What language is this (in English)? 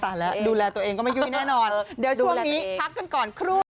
Thai